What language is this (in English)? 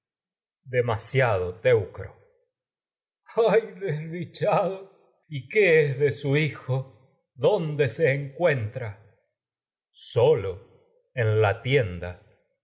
Spanish